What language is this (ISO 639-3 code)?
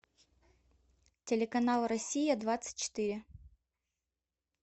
rus